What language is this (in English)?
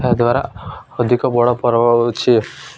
Odia